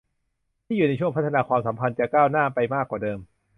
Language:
Thai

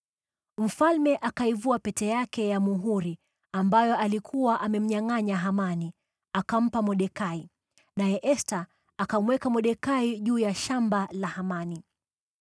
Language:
Swahili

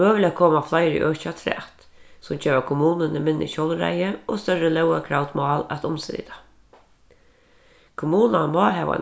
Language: Faroese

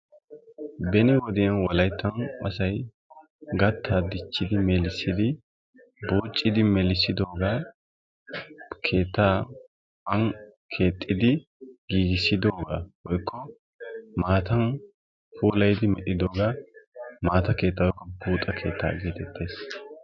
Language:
Wolaytta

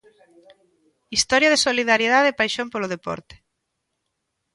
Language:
Galician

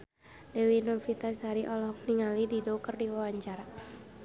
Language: Sundanese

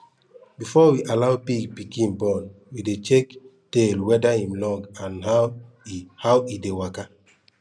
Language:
Nigerian Pidgin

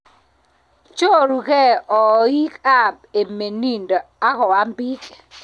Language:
Kalenjin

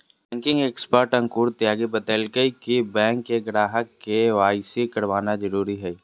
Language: Magahi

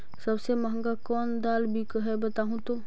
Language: Magahi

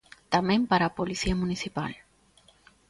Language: Galician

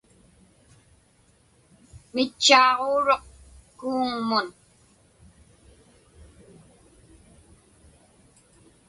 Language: Inupiaq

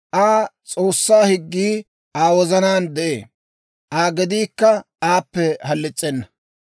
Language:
Dawro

